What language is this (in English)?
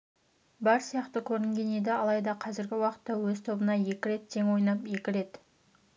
Kazakh